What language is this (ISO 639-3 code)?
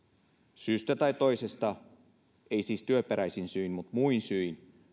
fin